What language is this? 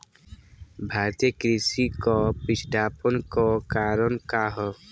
Bhojpuri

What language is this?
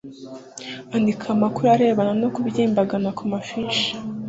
Kinyarwanda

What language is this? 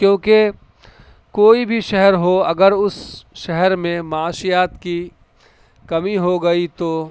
Urdu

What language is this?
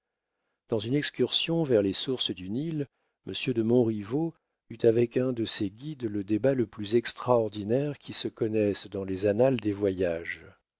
French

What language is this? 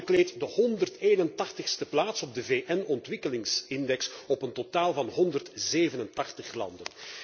Dutch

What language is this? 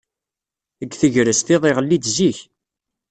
Kabyle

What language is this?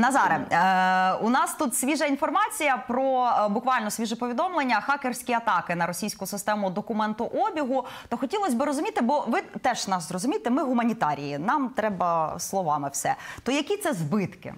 Ukrainian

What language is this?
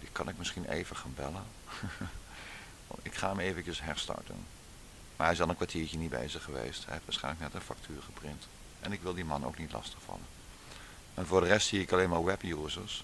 Dutch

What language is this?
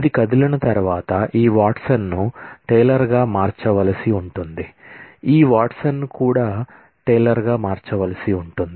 Telugu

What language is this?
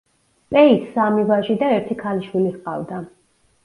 Georgian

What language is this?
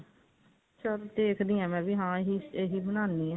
Punjabi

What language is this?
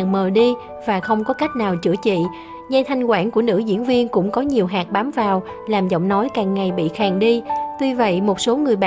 Vietnamese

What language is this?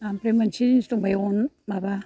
Bodo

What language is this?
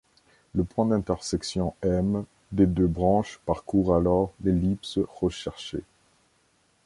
French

